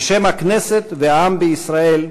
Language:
Hebrew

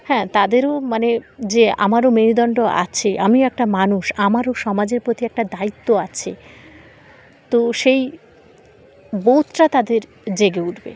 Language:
Bangla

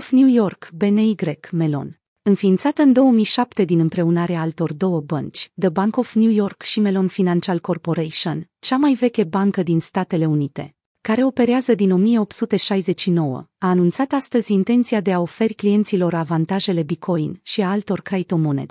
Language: Romanian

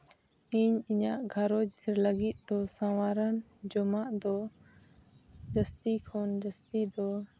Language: Santali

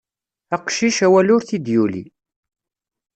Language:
Kabyle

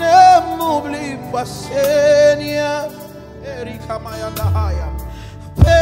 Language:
French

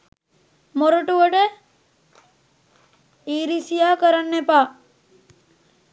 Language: Sinhala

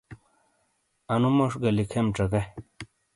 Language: Shina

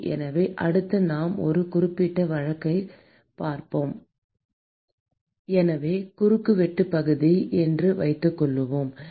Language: Tamil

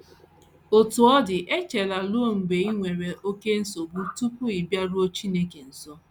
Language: Igbo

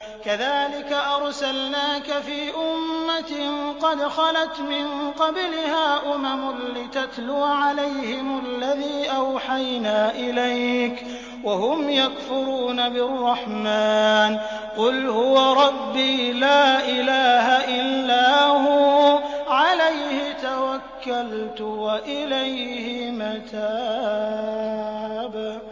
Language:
Arabic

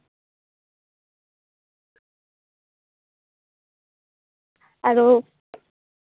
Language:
Santali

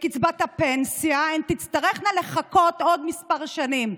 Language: Hebrew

